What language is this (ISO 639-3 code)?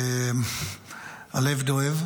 heb